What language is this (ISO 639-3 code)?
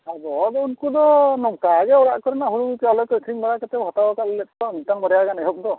sat